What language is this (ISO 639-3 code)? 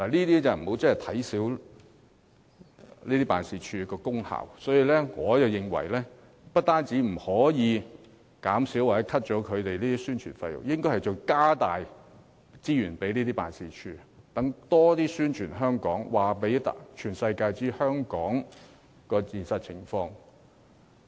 yue